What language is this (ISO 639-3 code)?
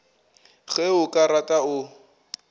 nso